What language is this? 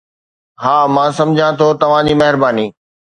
Sindhi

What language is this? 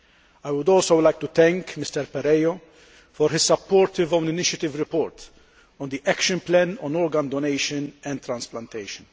English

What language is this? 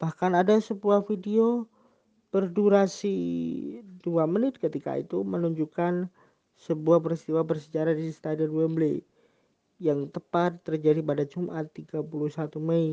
Indonesian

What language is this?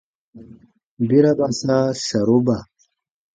Baatonum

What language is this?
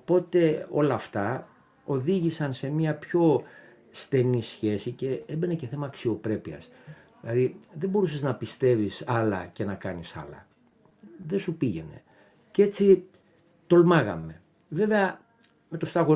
Greek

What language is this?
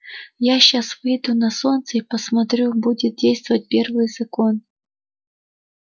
Russian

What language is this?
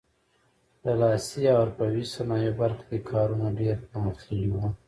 Pashto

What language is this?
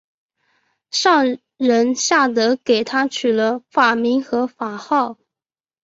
Chinese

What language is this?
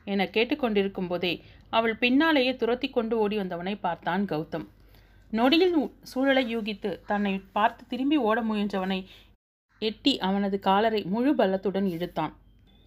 Tamil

